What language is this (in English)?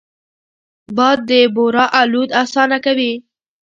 Pashto